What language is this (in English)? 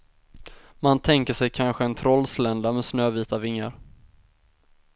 Swedish